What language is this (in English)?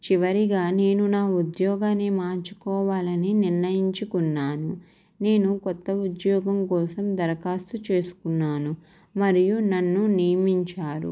Telugu